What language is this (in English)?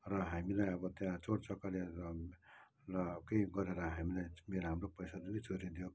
Nepali